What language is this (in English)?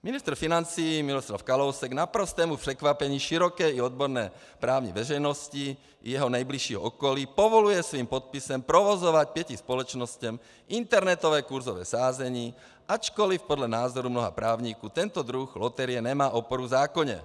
Czech